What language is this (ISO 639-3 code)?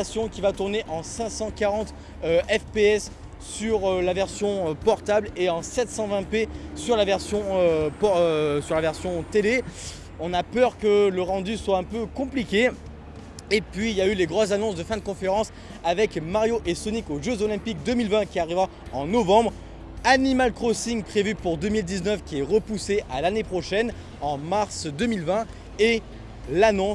fra